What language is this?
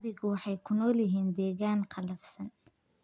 Somali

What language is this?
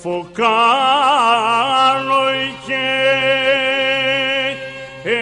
Greek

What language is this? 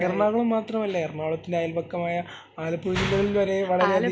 Malayalam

